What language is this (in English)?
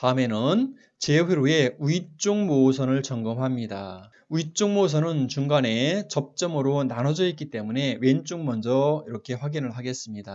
Korean